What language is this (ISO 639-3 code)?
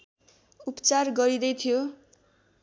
nep